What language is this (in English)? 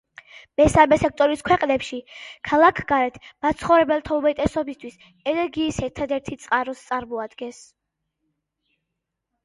Georgian